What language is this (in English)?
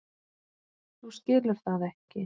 Icelandic